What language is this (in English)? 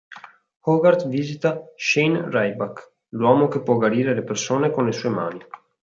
Italian